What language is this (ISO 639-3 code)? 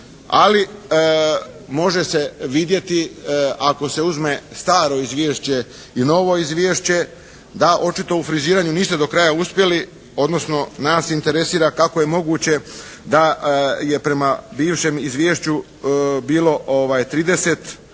hrv